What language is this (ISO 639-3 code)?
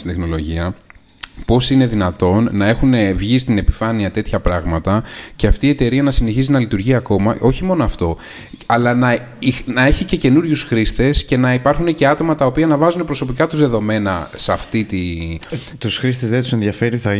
ell